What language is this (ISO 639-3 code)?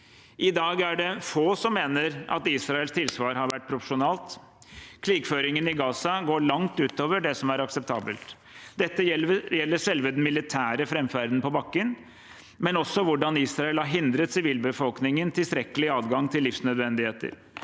nor